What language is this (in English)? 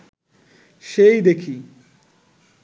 Bangla